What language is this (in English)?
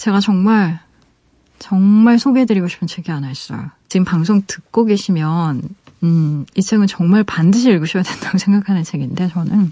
Korean